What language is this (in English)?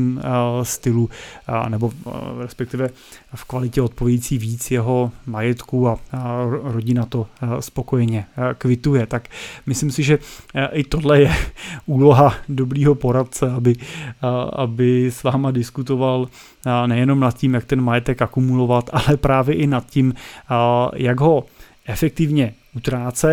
Czech